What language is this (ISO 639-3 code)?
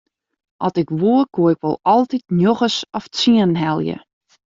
fry